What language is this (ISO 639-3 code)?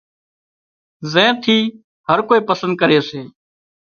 kxp